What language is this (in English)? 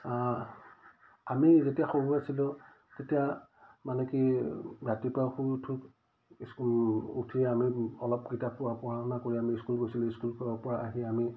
Assamese